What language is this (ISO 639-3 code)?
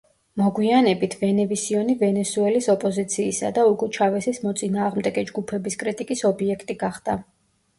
kat